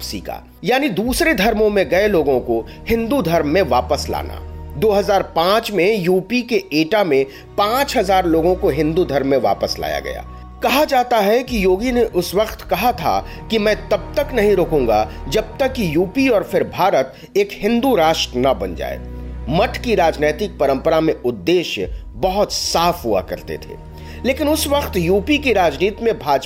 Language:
Hindi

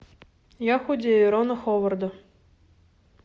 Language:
Russian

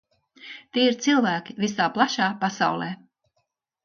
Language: Latvian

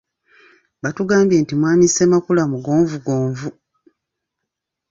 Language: Ganda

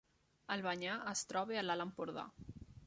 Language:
Catalan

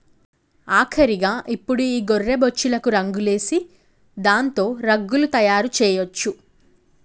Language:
Telugu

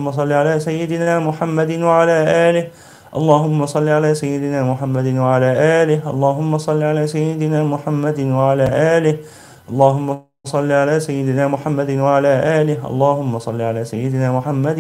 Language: Arabic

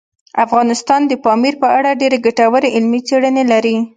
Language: Pashto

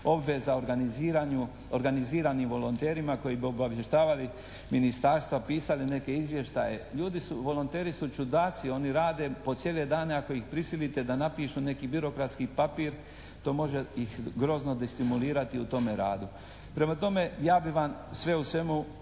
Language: Croatian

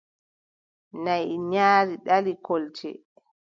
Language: Adamawa Fulfulde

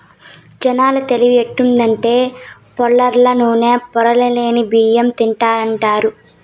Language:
Telugu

